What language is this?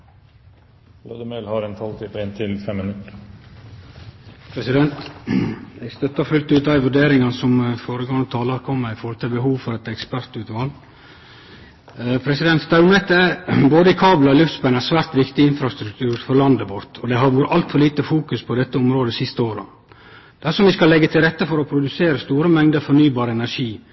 Norwegian Nynorsk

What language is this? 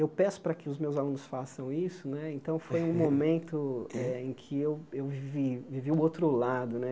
Portuguese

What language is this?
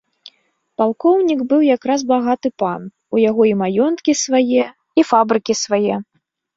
Belarusian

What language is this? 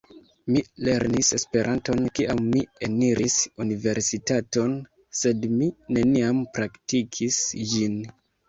Esperanto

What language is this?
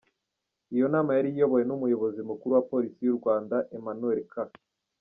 Kinyarwanda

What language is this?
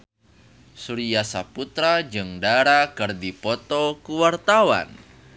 Sundanese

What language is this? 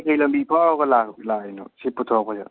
Manipuri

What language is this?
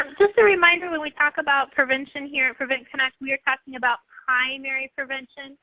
English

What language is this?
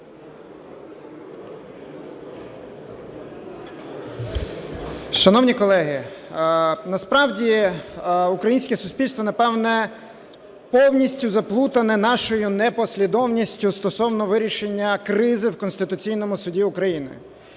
Ukrainian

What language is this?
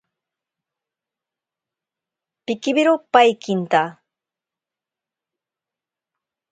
Ashéninka Perené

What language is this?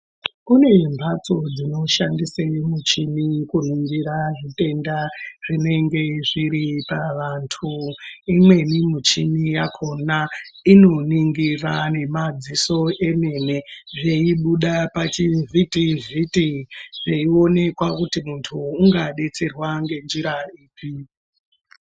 Ndau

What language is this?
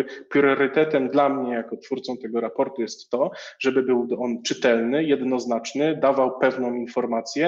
Polish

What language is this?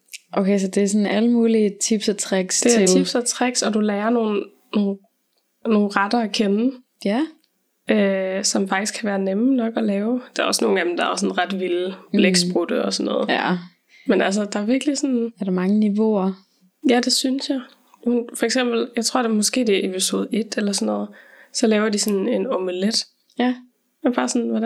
Danish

